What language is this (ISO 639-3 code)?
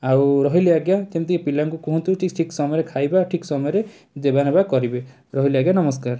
ori